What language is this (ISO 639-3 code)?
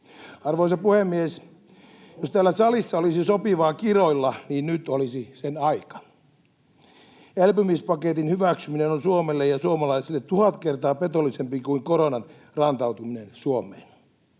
fin